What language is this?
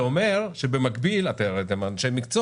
Hebrew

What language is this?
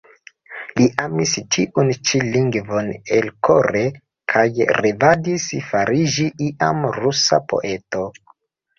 Esperanto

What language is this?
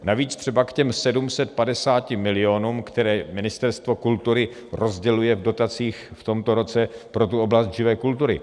Czech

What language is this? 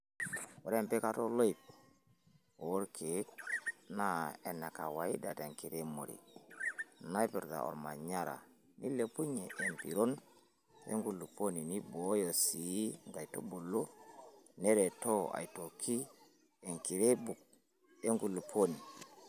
Masai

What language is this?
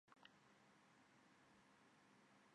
Chinese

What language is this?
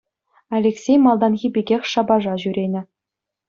Chuvash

